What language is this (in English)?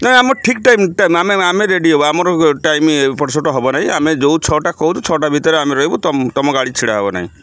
Odia